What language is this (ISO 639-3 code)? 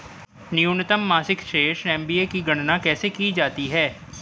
hin